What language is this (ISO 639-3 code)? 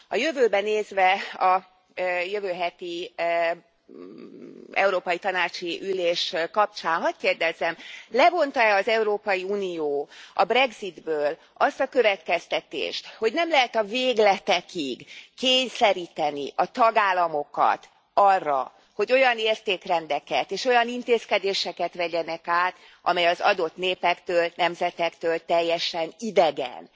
hun